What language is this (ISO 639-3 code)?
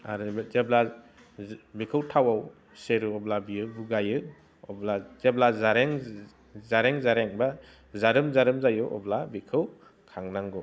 brx